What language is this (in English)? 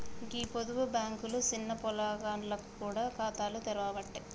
Telugu